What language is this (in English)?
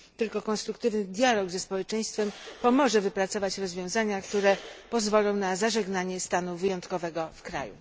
Polish